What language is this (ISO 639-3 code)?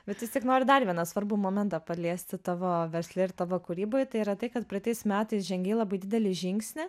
lit